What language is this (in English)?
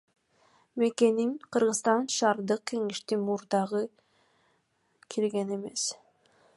Kyrgyz